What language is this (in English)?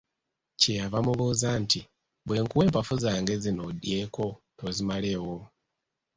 Ganda